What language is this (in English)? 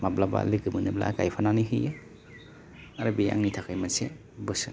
Bodo